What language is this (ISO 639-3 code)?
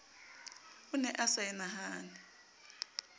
sot